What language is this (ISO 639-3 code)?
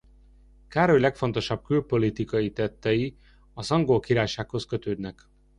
hun